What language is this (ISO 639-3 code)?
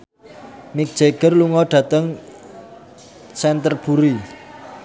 jav